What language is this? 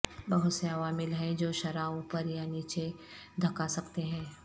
Urdu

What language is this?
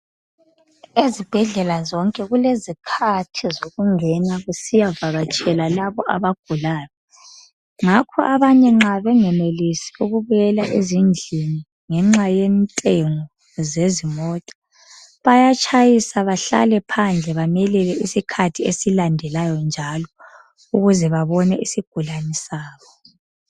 North Ndebele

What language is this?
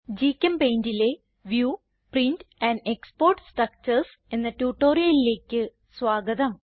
Malayalam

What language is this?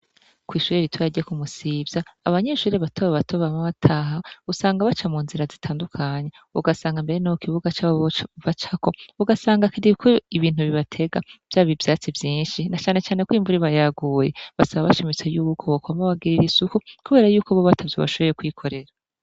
Rundi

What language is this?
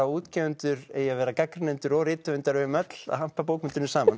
Icelandic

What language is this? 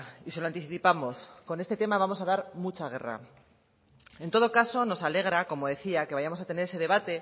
Spanish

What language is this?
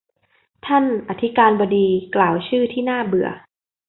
Thai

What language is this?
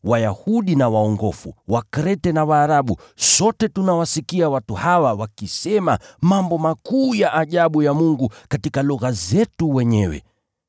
Swahili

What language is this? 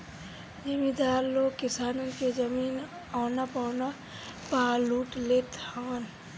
Bhojpuri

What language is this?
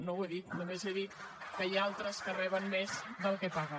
Catalan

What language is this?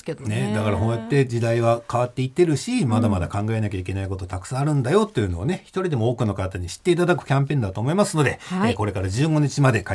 Japanese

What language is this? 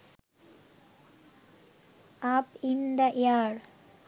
Bangla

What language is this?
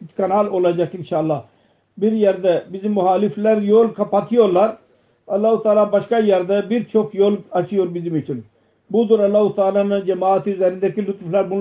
Turkish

